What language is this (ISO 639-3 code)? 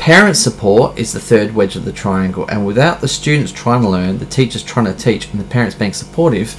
eng